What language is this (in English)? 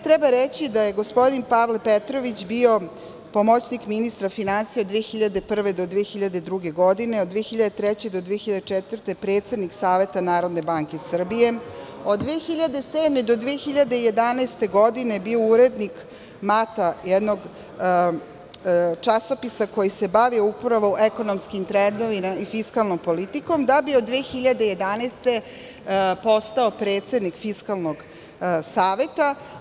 Serbian